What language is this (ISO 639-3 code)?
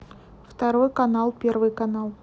rus